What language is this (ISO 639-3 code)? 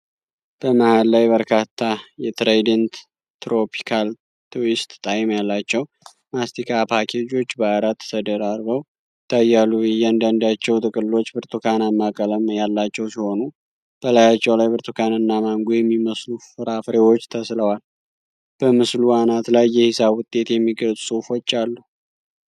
amh